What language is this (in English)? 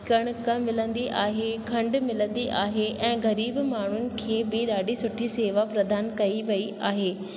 Sindhi